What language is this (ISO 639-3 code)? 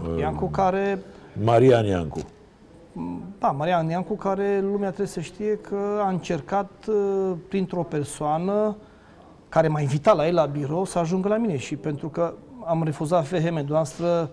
ron